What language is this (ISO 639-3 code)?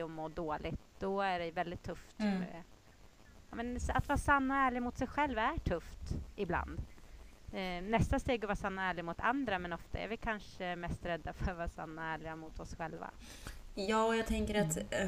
swe